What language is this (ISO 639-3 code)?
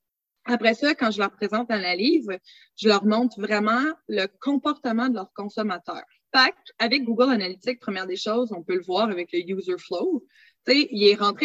fra